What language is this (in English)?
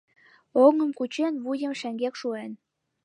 Mari